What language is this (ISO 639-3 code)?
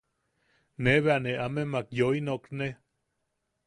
yaq